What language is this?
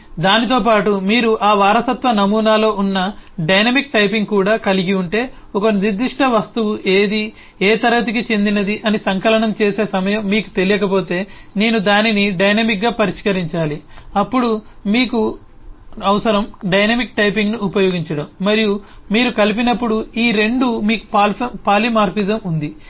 Telugu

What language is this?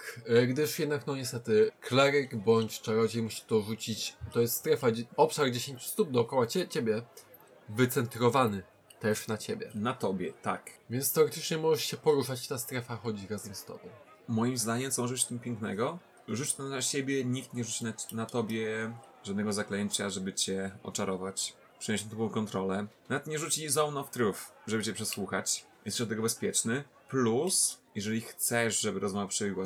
Polish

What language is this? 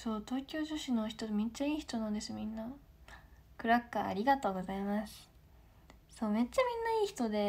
Japanese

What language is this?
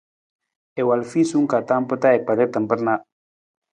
Nawdm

